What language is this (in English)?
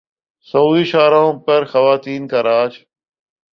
Urdu